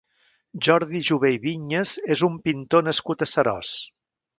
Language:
Catalan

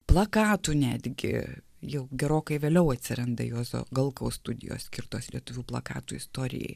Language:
Lithuanian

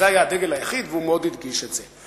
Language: Hebrew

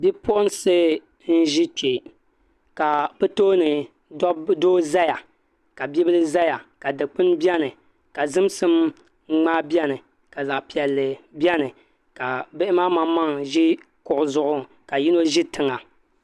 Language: Dagbani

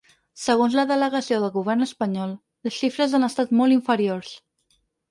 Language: Catalan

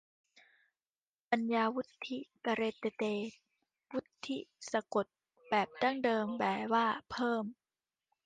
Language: Thai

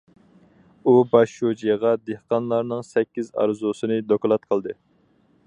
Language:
Uyghur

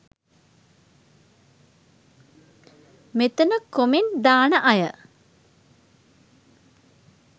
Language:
Sinhala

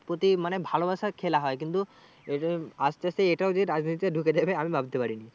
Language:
Bangla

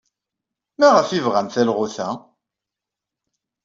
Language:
Kabyle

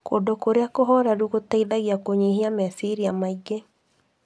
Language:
Kikuyu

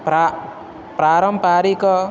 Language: Sanskrit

